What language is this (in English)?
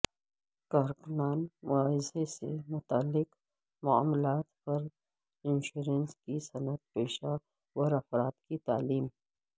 Urdu